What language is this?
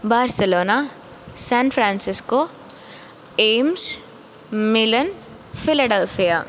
Sanskrit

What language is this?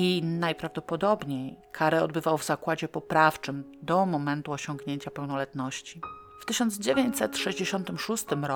Polish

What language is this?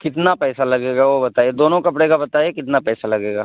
Urdu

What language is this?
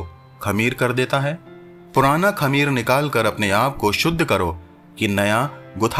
Hindi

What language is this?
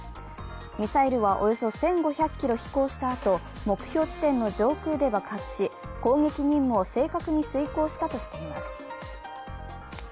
Japanese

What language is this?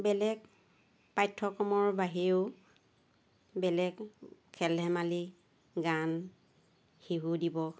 Assamese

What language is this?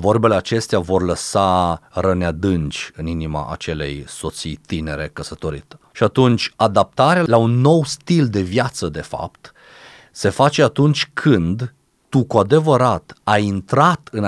Romanian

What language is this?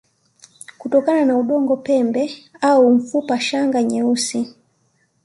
Swahili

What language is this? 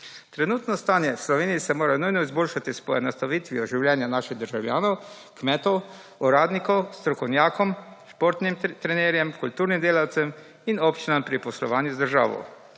Slovenian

